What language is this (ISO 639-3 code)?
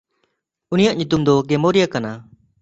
sat